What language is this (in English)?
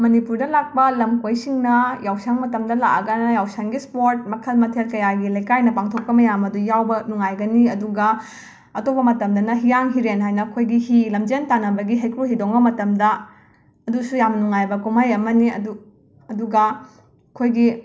Manipuri